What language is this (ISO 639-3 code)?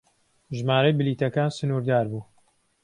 ckb